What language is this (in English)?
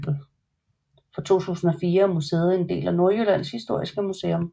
Danish